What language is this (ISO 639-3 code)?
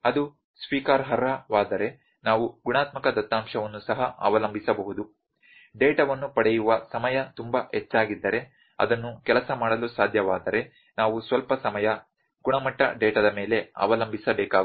kan